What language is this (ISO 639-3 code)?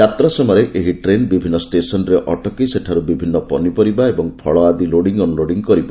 ori